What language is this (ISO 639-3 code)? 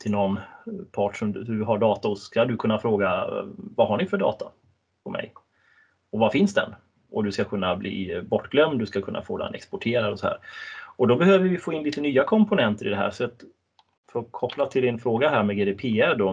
swe